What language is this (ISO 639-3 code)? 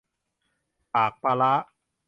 tha